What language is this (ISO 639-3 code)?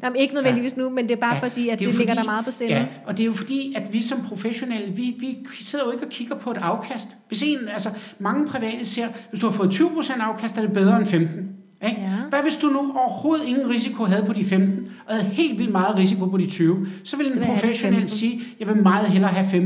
dan